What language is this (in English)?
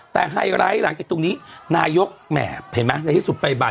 Thai